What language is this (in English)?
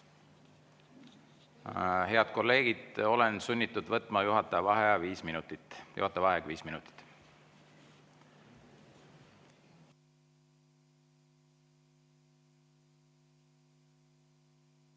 Estonian